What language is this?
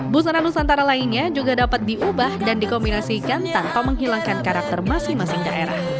Indonesian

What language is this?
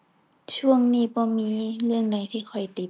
Thai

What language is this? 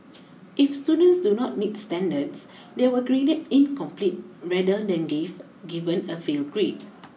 English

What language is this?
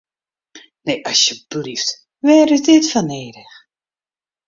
Western Frisian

